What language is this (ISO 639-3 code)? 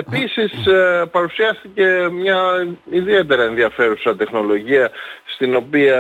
ell